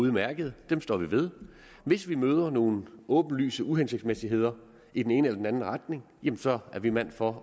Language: Danish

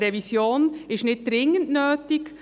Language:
Swiss German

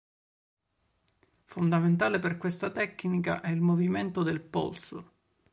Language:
Italian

